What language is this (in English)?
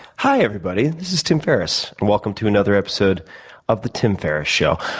English